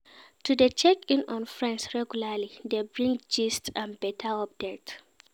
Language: Nigerian Pidgin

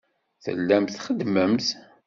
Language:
Kabyle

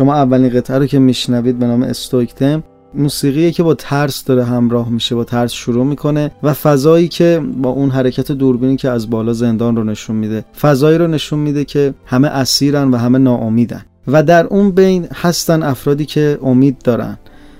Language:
Persian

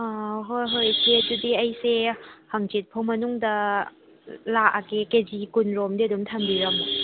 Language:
Manipuri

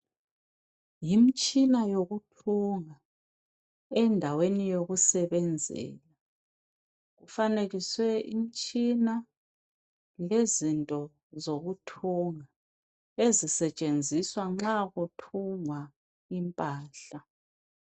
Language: North Ndebele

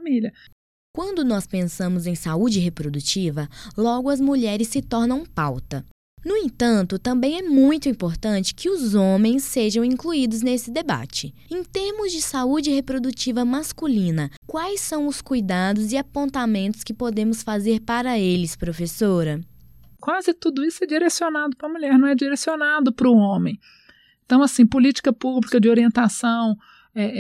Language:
Portuguese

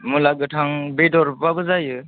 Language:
Bodo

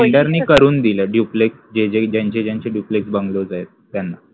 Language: Marathi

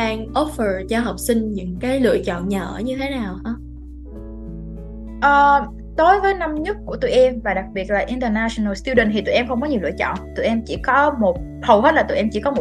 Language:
Vietnamese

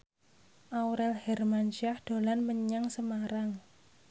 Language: Javanese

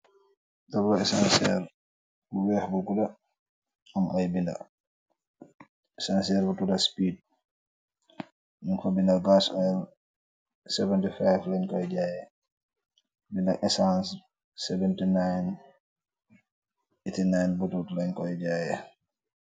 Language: Wolof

